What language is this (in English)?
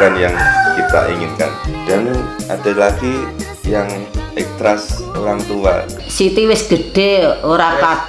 Indonesian